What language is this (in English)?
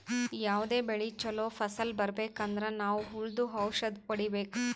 Kannada